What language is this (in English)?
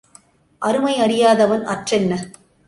Tamil